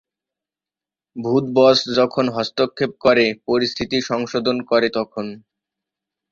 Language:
Bangla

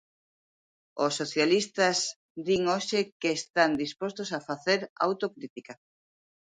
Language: Galician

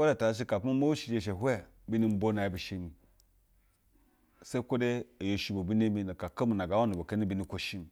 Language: Basa (Nigeria)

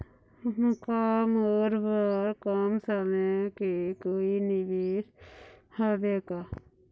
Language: Chhattisgarhi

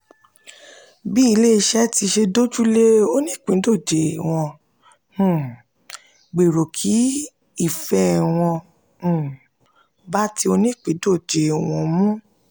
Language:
Yoruba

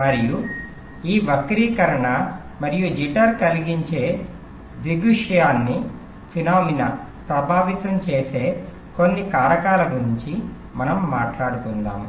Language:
Telugu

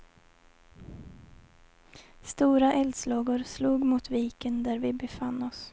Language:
Swedish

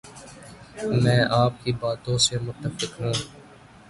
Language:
Urdu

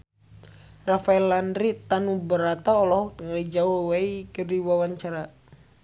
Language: Sundanese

